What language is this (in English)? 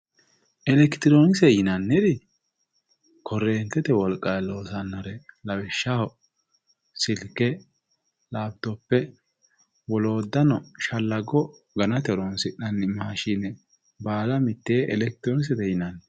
Sidamo